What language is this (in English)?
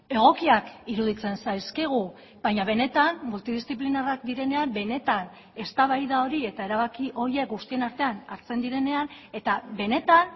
Basque